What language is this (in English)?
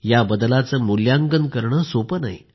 Marathi